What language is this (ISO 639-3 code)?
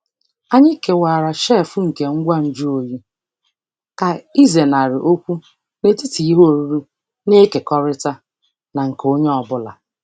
ibo